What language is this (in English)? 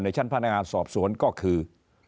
Thai